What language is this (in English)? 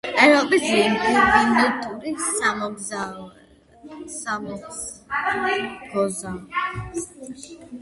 Georgian